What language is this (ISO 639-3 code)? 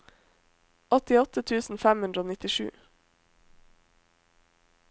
nor